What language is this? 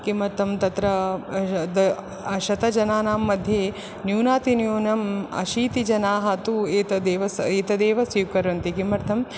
Sanskrit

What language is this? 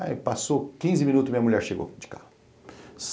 Portuguese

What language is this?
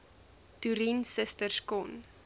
Afrikaans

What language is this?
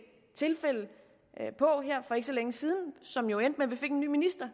Danish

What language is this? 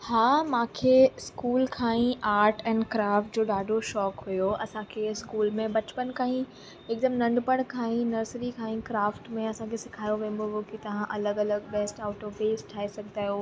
Sindhi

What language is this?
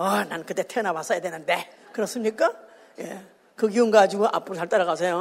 Korean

